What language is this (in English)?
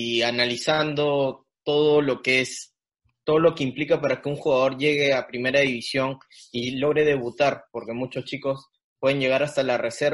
Spanish